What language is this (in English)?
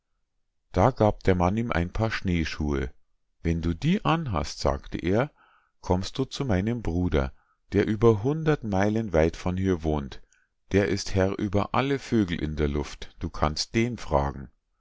German